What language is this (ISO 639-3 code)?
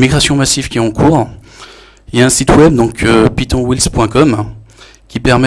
fra